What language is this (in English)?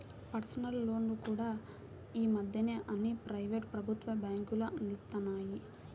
Telugu